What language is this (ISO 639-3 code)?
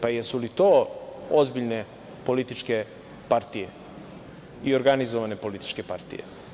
srp